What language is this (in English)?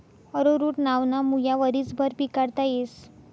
Marathi